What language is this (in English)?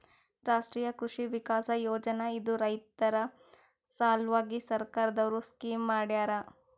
Kannada